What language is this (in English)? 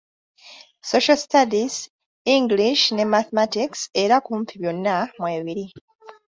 Ganda